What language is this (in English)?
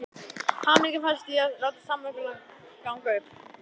Icelandic